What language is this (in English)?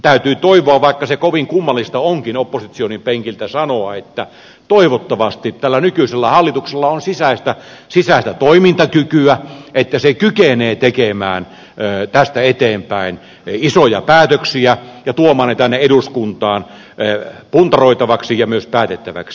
Finnish